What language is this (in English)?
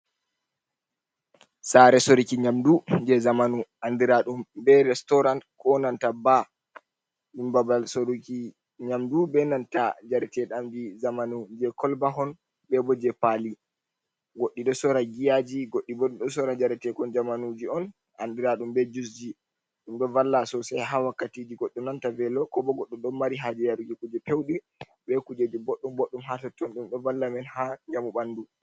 Fula